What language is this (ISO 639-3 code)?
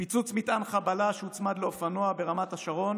heb